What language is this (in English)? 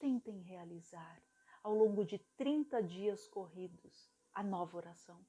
Portuguese